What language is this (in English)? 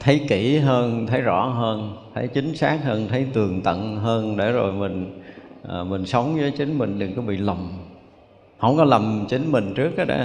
Vietnamese